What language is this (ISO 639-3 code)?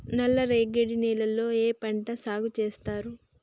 tel